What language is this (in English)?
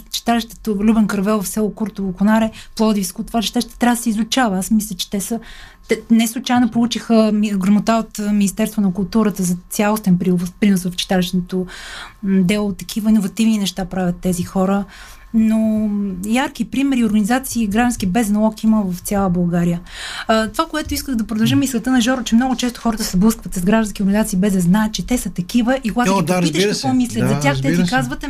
Bulgarian